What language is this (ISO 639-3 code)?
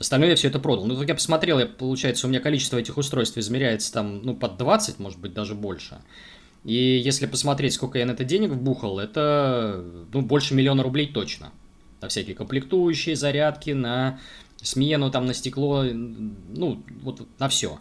rus